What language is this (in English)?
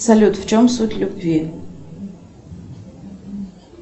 Russian